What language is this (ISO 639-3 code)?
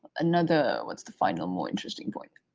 eng